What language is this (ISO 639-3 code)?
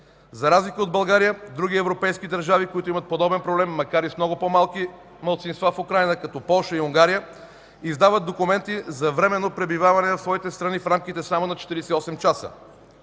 bul